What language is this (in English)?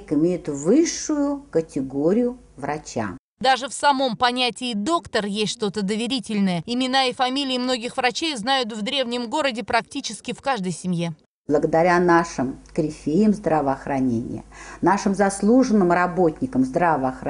Russian